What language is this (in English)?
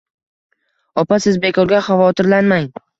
Uzbek